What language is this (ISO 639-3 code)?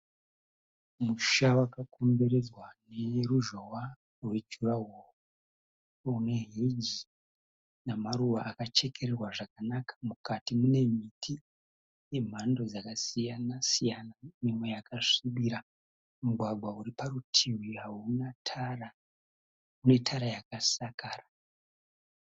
sna